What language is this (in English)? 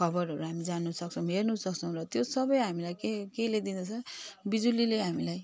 Nepali